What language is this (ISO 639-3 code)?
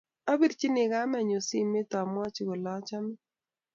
kln